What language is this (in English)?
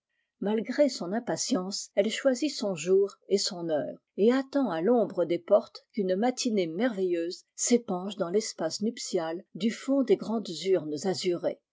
French